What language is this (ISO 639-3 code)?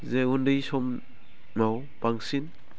brx